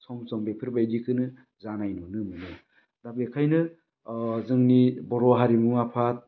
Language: Bodo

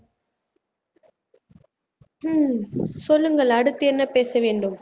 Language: Tamil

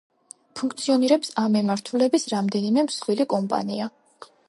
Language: Georgian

